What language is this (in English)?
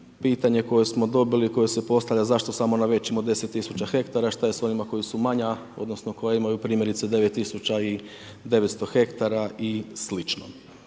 Croatian